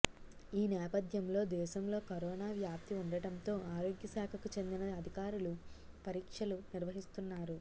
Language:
Telugu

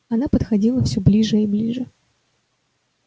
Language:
Russian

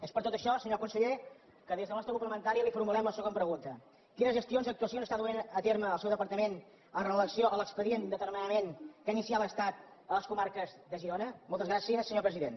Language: Catalan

